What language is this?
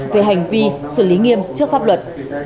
Vietnamese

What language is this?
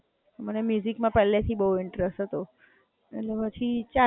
Gujarati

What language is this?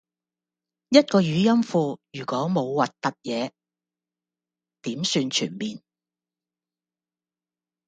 Cantonese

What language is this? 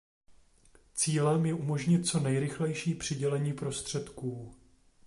Czech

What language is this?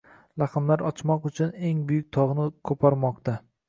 Uzbek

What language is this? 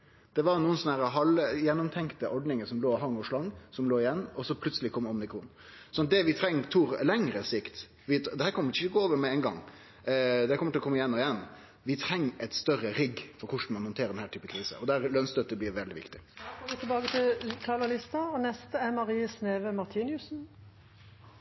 Norwegian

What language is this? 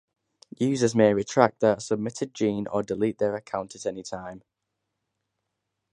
English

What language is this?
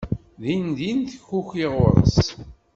Kabyle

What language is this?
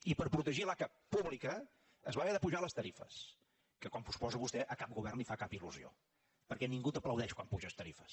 Catalan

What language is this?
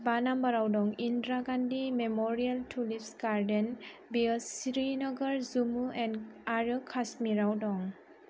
Bodo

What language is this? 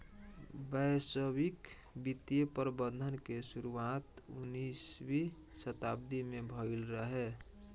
Bhojpuri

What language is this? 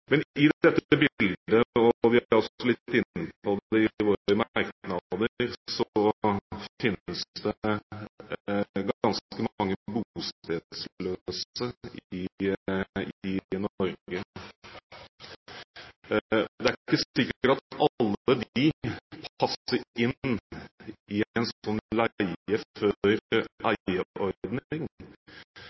Norwegian Bokmål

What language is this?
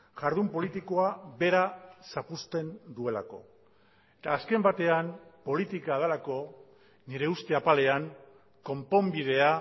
Basque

